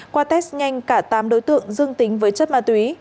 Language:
Vietnamese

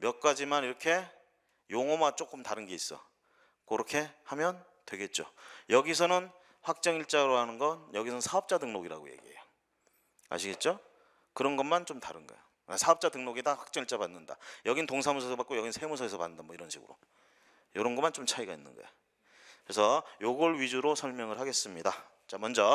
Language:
Korean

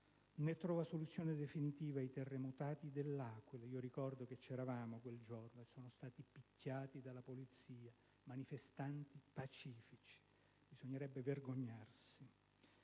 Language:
Italian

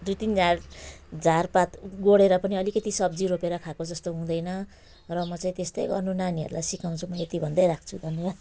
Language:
Nepali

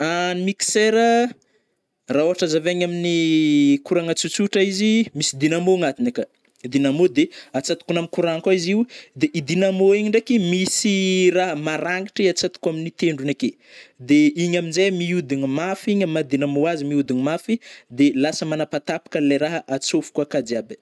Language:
Northern Betsimisaraka Malagasy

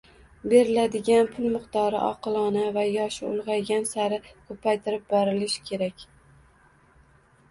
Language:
Uzbek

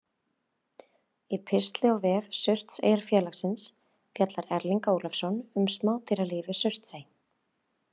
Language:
Icelandic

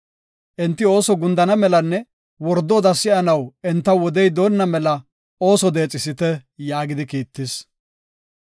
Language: Gofa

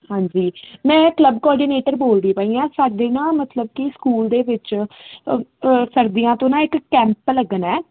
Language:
Punjabi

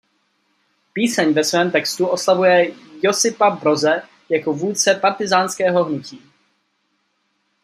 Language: Czech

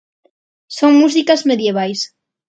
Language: Galician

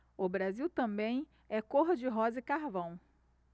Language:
Portuguese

